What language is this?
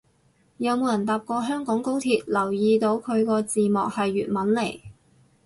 Cantonese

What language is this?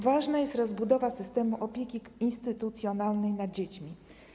Polish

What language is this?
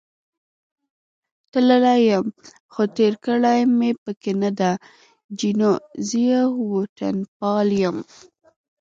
Pashto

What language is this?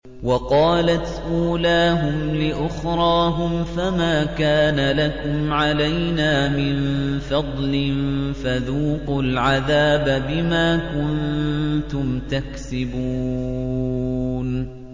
Arabic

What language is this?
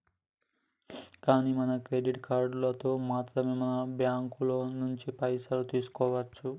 Telugu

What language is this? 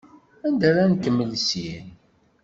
Kabyle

